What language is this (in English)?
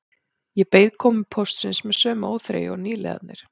Icelandic